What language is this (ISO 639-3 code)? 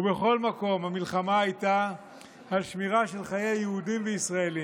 heb